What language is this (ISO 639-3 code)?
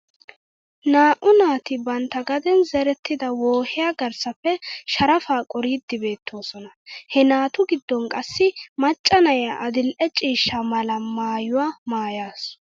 wal